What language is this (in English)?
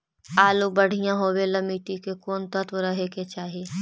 Magahi